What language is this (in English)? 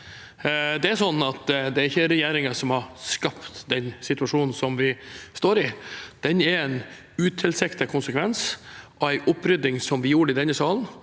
Norwegian